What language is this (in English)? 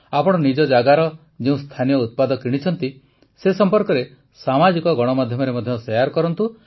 Odia